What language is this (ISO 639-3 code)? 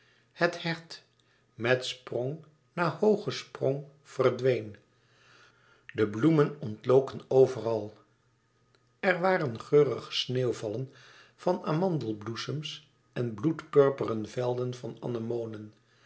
nld